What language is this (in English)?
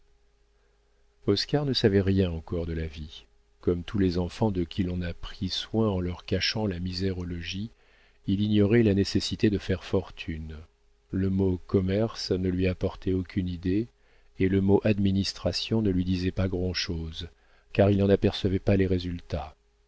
French